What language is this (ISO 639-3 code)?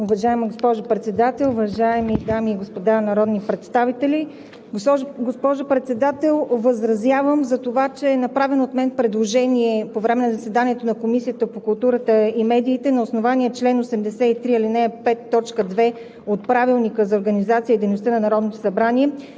bul